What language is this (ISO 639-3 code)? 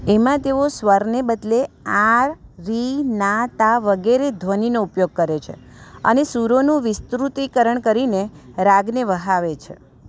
guj